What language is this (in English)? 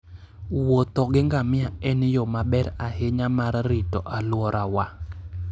Luo (Kenya and Tanzania)